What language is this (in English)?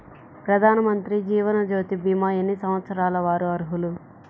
Telugu